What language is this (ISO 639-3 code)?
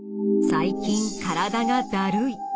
jpn